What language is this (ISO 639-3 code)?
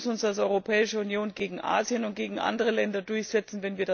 deu